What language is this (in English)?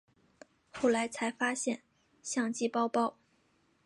Chinese